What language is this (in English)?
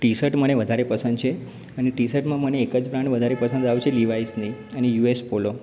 Gujarati